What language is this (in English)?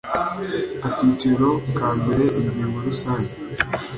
Kinyarwanda